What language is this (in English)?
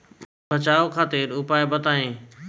Bhojpuri